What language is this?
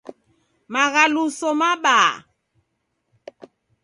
Taita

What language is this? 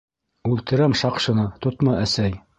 Bashkir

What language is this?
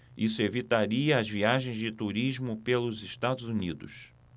Portuguese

